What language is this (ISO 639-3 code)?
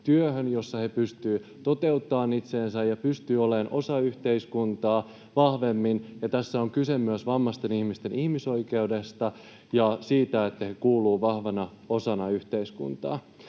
fin